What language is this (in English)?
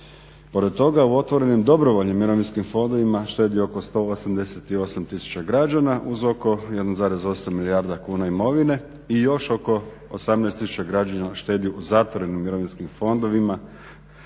Croatian